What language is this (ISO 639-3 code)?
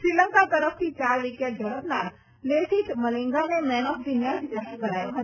guj